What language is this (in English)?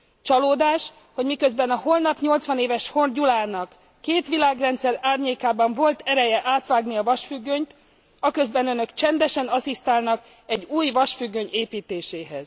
Hungarian